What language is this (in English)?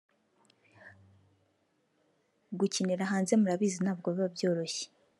Kinyarwanda